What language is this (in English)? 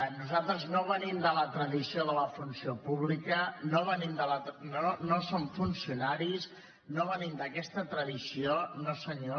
Catalan